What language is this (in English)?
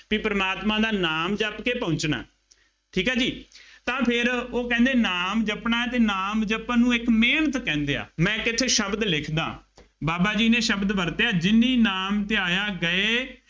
Punjabi